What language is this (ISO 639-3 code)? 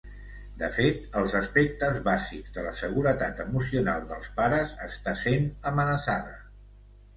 cat